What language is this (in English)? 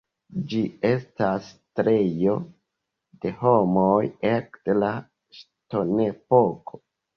Esperanto